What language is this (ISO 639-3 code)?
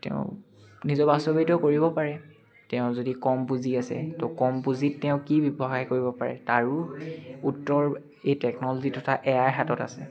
asm